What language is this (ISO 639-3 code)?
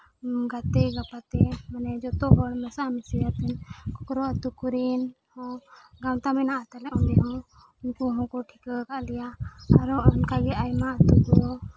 sat